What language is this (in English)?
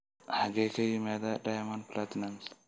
Somali